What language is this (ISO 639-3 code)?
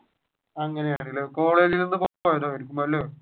mal